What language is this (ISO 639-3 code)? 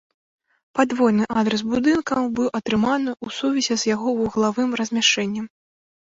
bel